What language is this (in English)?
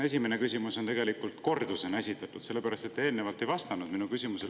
Estonian